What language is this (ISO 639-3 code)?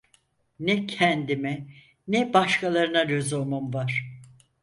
tur